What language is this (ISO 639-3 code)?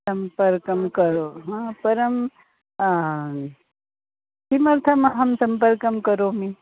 san